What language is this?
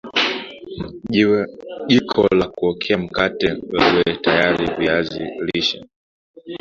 Swahili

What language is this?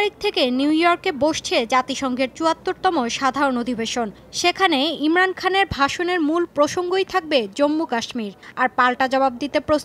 Hindi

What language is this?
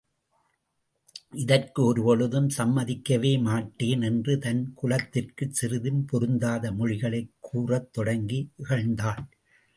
Tamil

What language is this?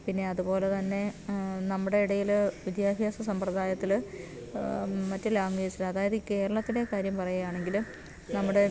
Malayalam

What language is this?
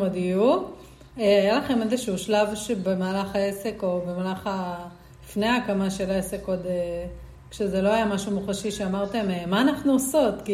Hebrew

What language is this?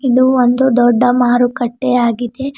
Kannada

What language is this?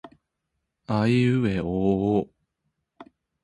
Japanese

